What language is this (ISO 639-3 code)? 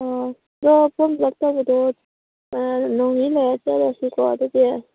mni